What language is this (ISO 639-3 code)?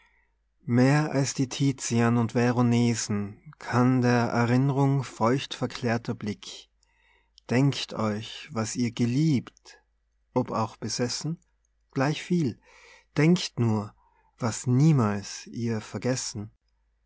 deu